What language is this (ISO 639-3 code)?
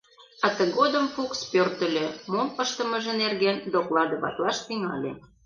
chm